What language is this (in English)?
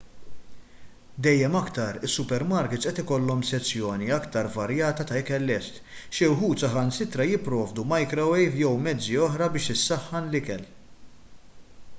Maltese